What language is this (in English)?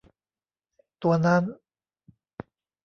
Thai